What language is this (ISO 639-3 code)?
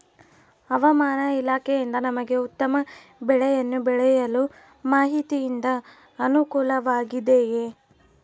kan